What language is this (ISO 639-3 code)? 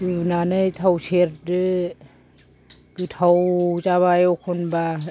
brx